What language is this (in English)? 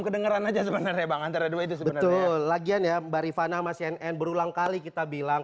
Indonesian